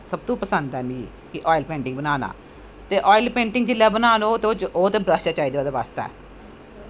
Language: Dogri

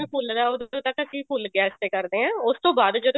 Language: Punjabi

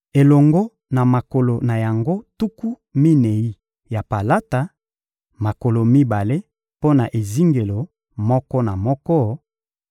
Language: Lingala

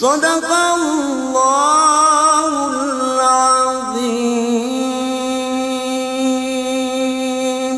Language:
Arabic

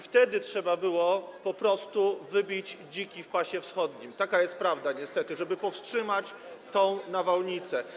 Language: Polish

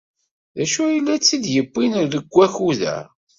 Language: Kabyle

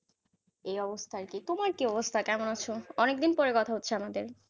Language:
Bangla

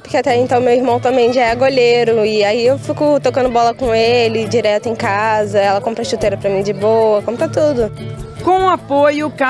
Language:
Portuguese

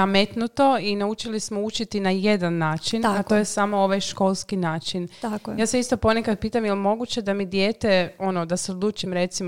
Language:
Croatian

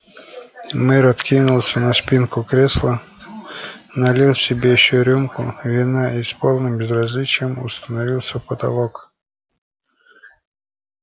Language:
Russian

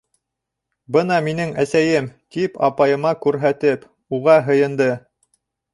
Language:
Bashkir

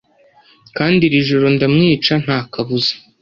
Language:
Kinyarwanda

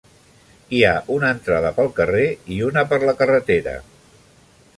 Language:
Catalan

